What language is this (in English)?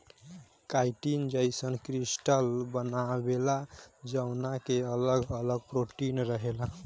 Bhojpuri